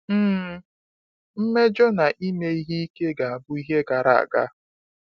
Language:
Igbo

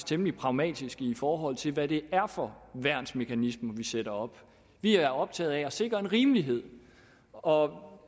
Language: Danish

